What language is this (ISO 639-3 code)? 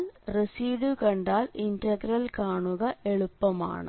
mal